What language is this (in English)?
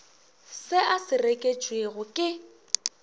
Northern Sotho